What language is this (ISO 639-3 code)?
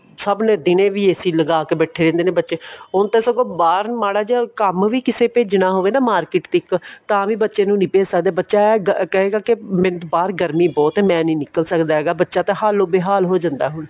pan